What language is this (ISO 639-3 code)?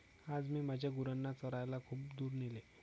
mar